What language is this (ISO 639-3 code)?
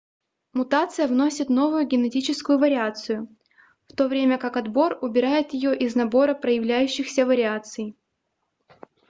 rus